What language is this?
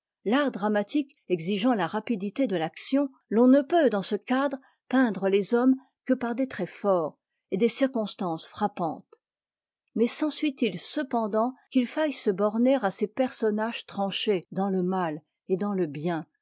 French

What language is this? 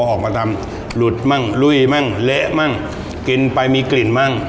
Thai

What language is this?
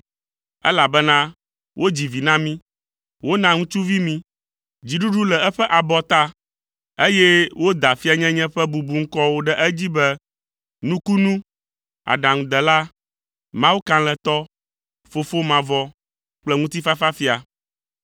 Ewe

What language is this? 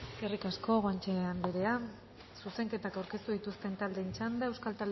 Basque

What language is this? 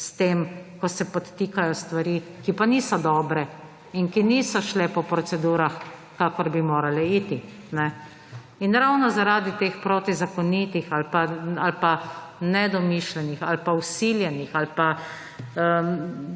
Slovenian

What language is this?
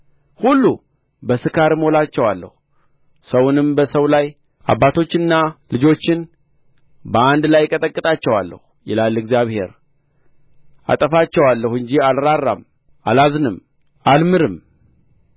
Amharic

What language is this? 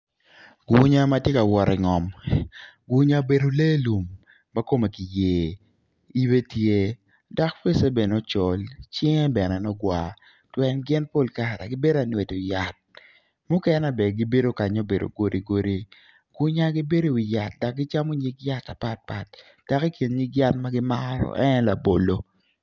Acoli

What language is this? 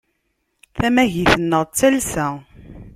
Kabyle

